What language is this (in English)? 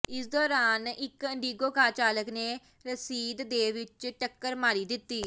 Punjabi